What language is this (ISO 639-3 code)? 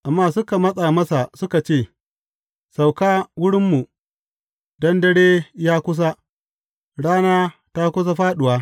hau